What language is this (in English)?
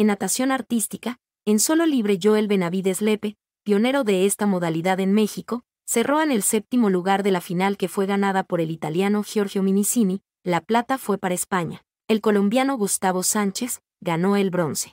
Spanish